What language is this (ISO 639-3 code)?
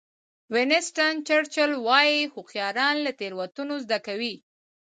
pus